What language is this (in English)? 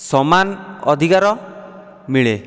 Odia